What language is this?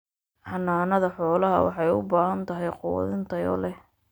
Somali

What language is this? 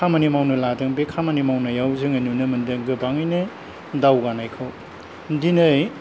Bodo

